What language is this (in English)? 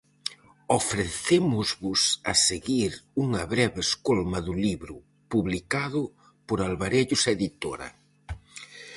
Galician